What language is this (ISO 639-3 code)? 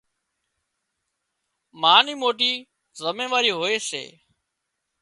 kxp